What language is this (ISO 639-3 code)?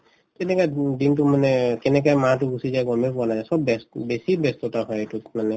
asm